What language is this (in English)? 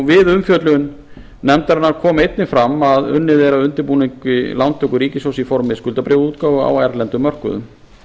Icelandic